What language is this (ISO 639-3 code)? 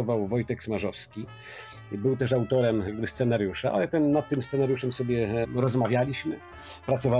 pol